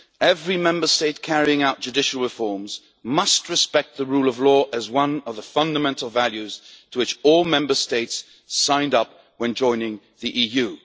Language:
English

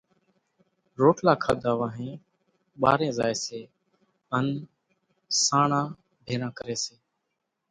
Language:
Kachi Koli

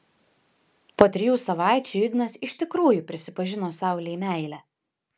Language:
Lithuanian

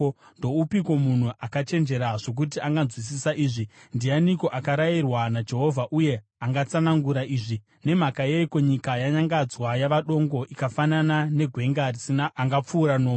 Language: Shona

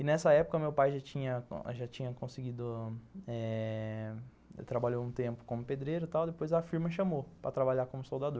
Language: Portuguese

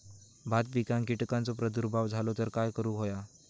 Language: Marathi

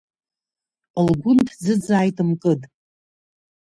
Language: Abkhazian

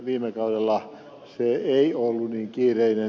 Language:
Finnish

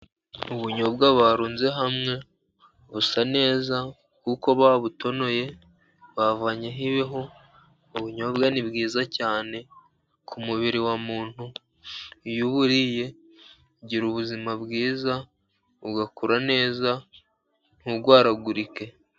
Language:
Kinyarwanda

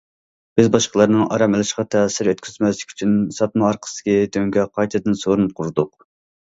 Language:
Uyghur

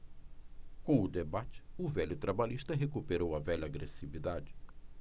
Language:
Portuguese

